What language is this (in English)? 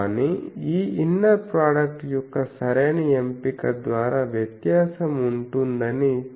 Telugu